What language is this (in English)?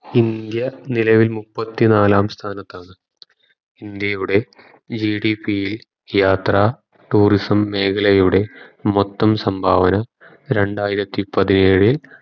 Malayalam